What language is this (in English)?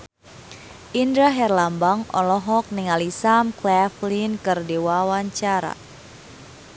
Sundanese